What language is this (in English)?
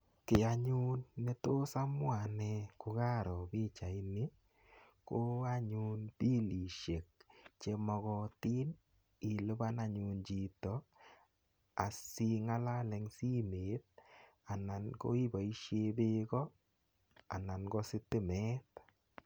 Kalenjin